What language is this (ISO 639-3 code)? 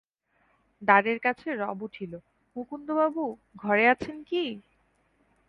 ben